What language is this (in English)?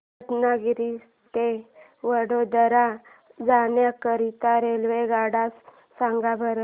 Marathi